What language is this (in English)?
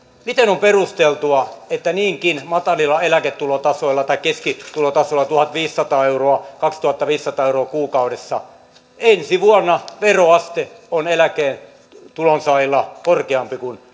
Finnish